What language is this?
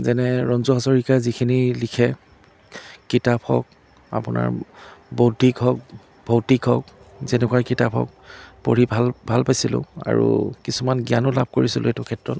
Assamese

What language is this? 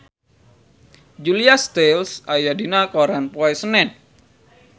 Sundanese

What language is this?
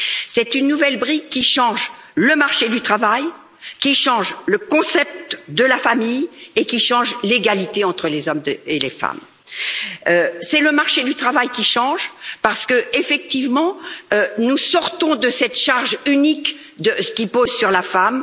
French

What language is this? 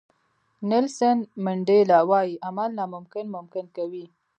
Pashto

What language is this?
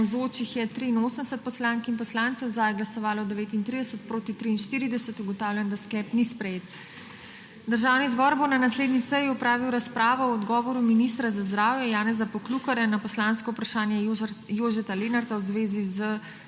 Slovenian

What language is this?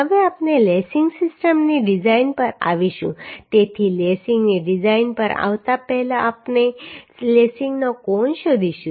Gujarati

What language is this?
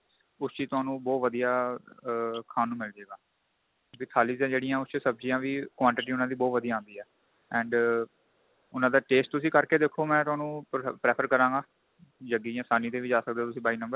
Punjabi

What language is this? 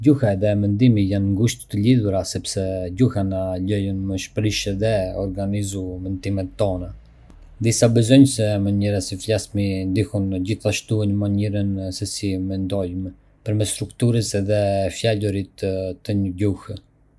Arbëreshë Albanian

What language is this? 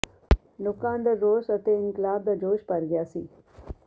Punjabi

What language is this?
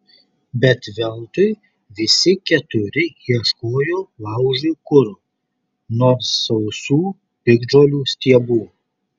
Lithuanian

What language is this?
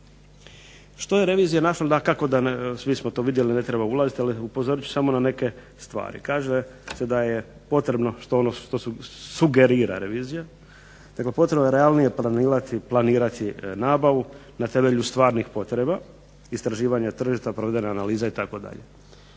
Croatian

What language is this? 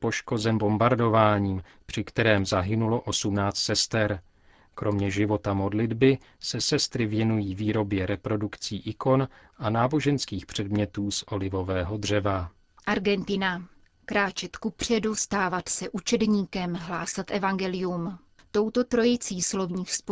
Czech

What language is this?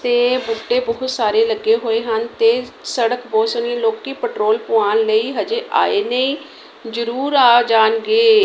Punjabi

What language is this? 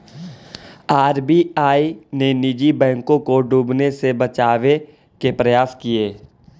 Magahi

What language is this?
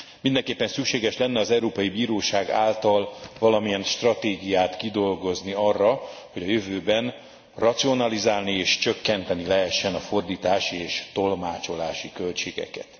Hungarian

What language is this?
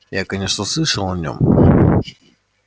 Russian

